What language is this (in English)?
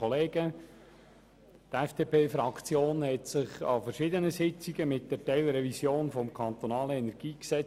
Swiss German